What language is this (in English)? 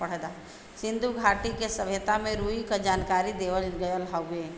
Bhojpuri